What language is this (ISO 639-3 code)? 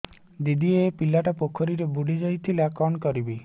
ori